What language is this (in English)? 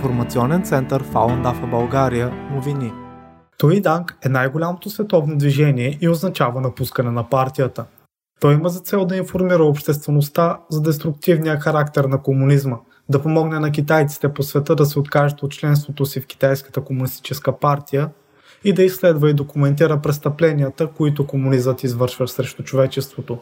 Bulgarian